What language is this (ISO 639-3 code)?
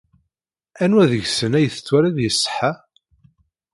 kab